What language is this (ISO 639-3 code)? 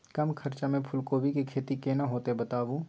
mai